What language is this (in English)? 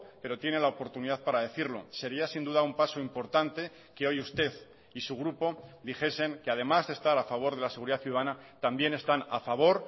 Spanish